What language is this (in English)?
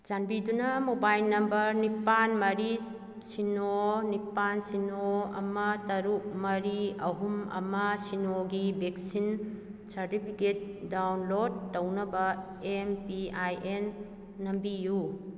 Manipuri